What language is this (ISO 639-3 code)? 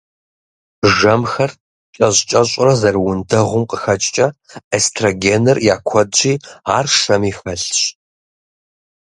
kbd